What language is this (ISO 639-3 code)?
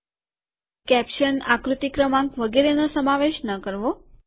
guj